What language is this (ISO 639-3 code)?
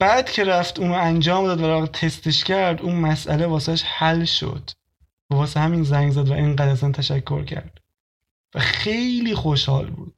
fas